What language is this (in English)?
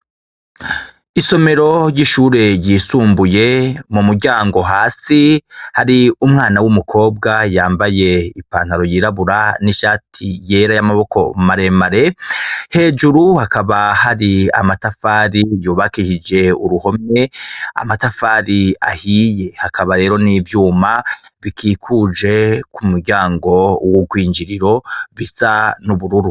Rundi